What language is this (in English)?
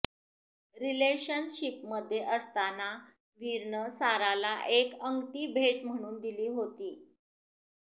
Marathi